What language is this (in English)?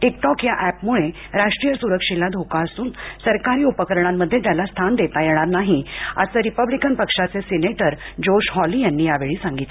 Marathi